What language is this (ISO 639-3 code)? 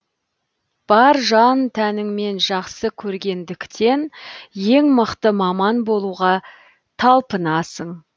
kaz